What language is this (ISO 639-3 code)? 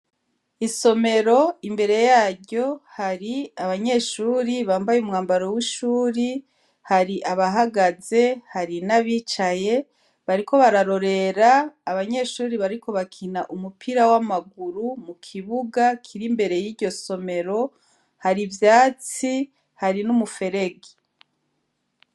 run